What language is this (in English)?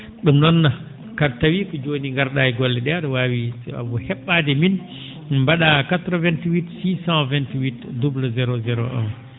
Fula